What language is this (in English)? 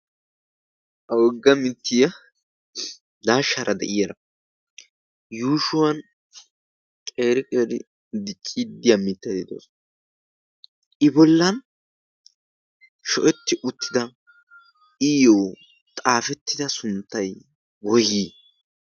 Wolaytta